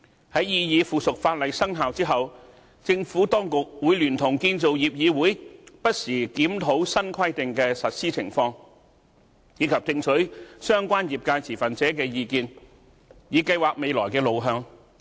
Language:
Cantonese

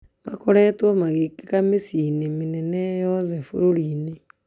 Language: Kikuyu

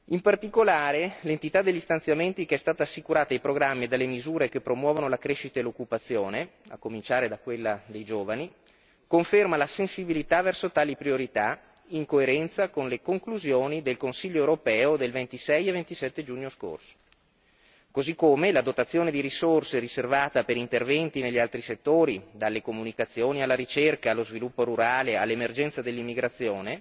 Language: Italian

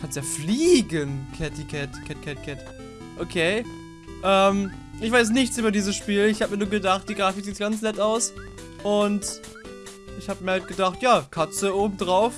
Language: German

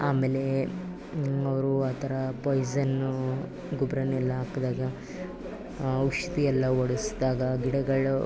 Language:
Kannada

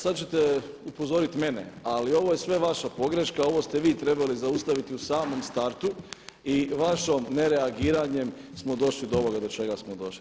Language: Croatian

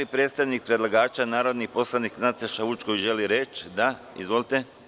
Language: Serbian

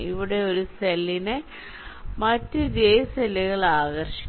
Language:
Malayalam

